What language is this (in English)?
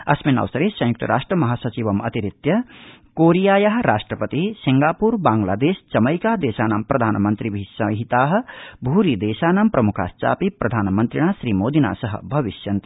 Sanskrit